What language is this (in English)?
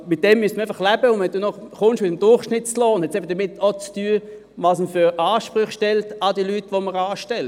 Swiss German